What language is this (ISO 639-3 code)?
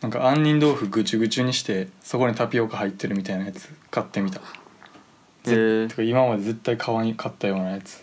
jpn